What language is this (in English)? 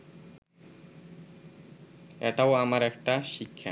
Bangla